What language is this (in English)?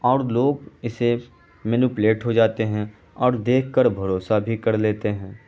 Urdu